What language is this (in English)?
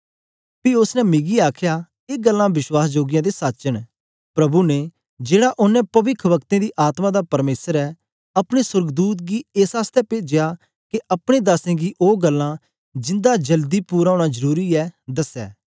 Dogri